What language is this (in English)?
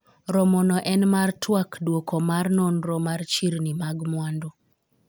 Luo (Kenya and Tanzania)